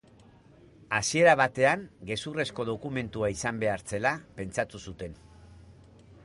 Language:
Basque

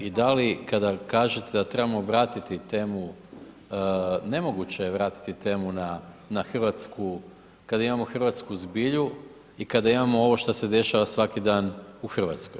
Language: Croatian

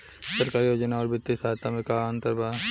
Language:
Bhojpuri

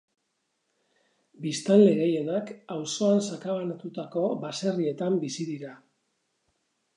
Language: Basque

